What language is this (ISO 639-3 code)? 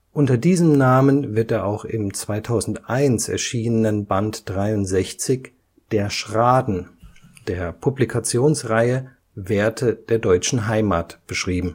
deu